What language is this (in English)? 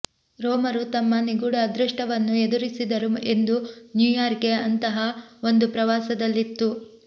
Kannada